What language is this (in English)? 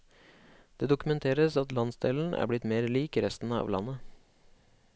Norwegian